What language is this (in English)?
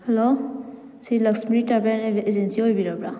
Manipuri